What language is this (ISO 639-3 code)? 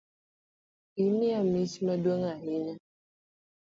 luo